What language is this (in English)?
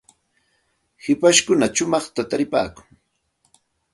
Santa Ana de Tusi Pasco Quechua